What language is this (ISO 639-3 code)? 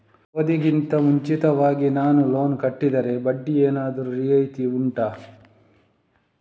kan